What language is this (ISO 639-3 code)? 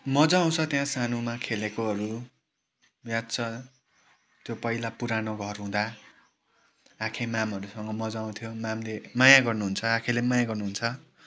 nep